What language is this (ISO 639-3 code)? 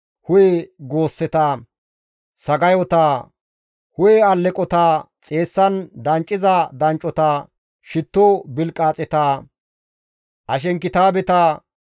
gmv